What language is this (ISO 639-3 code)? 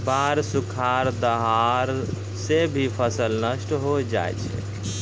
mai